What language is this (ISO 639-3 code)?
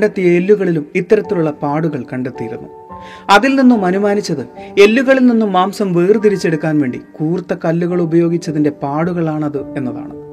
mal